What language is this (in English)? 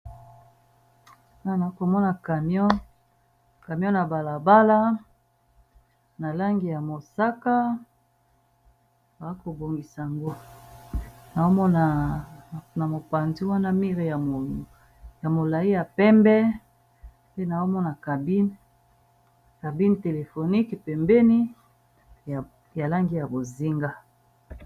Lingala